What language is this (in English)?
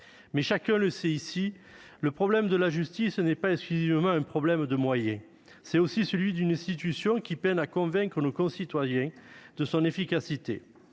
French